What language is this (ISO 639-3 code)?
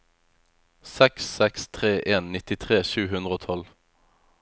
nor